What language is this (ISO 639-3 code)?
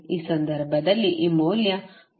kan